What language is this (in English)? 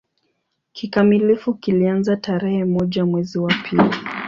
Swahili